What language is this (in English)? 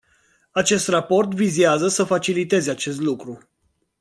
Romanian